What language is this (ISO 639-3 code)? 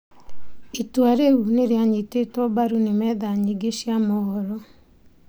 kik